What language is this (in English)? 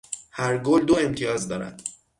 Persian